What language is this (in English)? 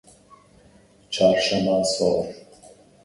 Kurdish